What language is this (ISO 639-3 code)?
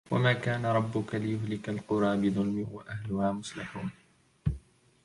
ara